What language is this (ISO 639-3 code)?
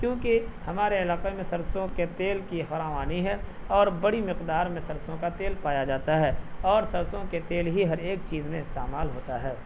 urd